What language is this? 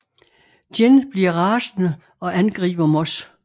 Danish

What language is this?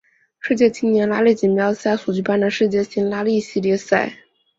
Chinese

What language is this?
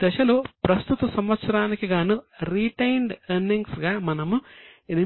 Telugu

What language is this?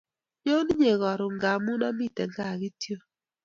Kalenjin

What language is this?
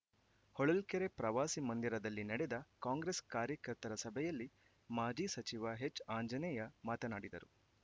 Kannada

